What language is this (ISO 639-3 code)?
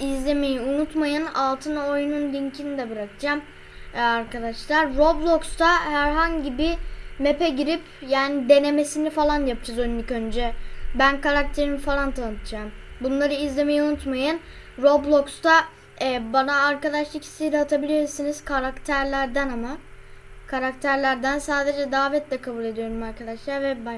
tur